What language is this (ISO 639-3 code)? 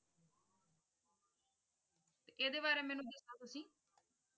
pan